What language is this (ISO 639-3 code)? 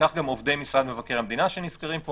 heb